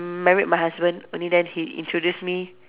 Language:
English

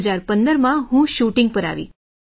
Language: Gujarati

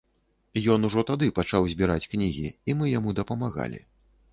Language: Belarusian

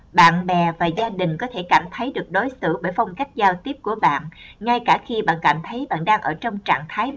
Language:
Vietnamese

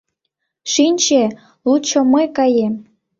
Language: Mari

